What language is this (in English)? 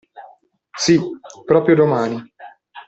Italian